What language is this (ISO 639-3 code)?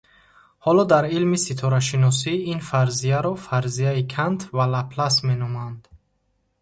tgk